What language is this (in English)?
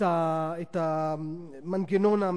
Hebrew